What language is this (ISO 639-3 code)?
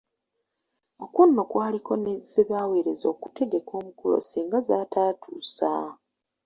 lug